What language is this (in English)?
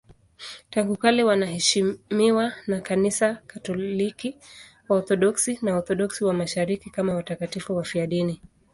Swahili